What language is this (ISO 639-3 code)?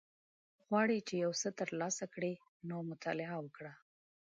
pus